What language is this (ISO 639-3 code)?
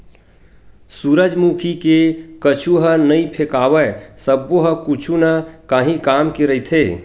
hne